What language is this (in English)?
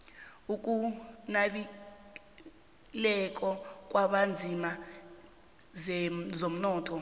South Ndebele